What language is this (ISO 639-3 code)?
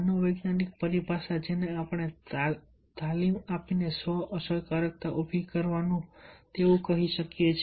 guj